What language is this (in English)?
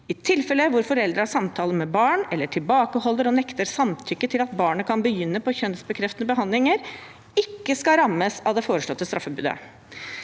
Norwegian